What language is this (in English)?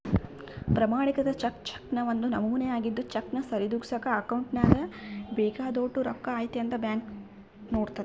Kannada